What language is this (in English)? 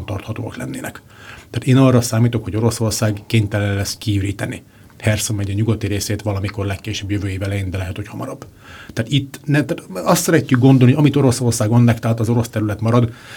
Hungarian